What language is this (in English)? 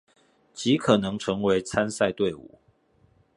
Chinese